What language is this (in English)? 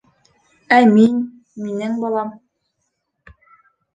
Bashkir